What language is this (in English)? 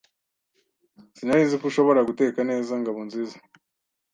Kinyarwanda